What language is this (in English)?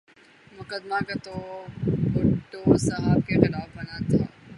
Urdu